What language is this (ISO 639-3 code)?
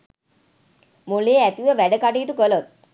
sin